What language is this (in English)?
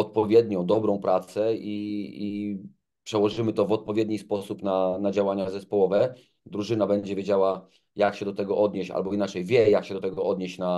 Polish